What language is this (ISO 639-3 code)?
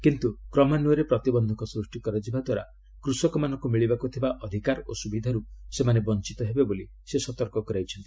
ori